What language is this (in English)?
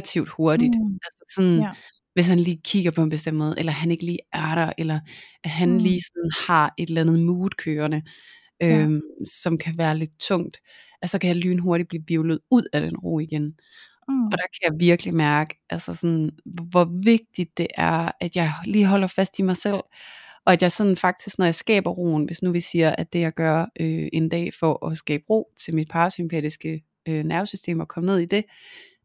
Danish